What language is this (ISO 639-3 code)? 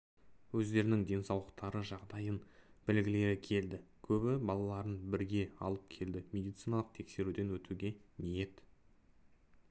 kaz